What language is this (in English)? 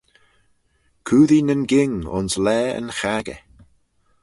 Manx